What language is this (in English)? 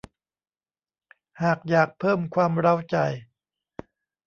Thai